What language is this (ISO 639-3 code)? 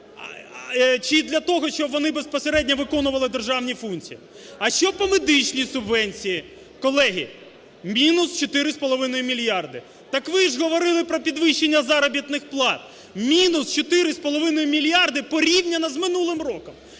ukr